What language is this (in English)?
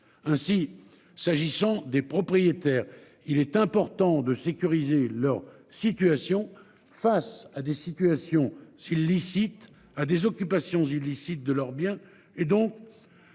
French